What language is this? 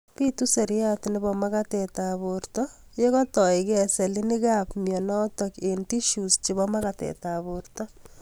Kalenjin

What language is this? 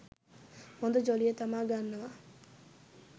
Sinhala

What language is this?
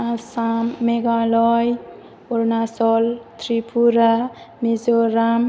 Bodo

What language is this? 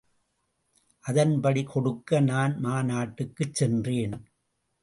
Tamil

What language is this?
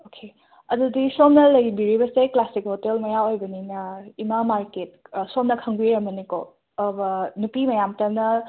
Manipuri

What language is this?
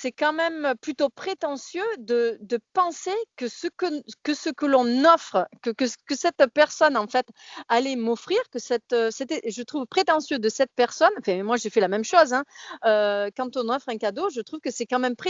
French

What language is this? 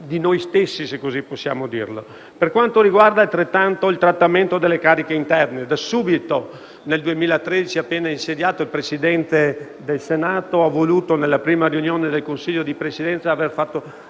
Italian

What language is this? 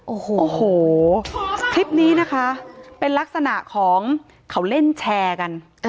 Thai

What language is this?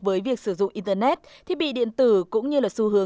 Vietnamese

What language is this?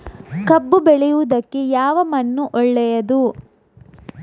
Kannada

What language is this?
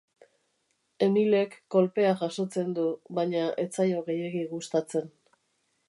Basque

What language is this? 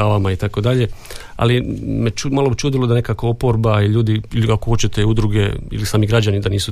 Croatian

